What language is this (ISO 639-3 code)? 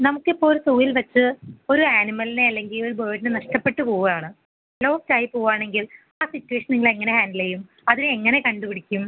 mal